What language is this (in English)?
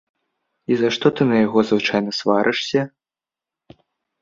Belarusian